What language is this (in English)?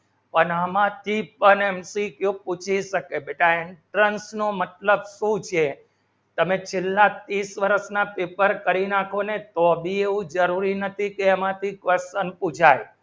Gujarati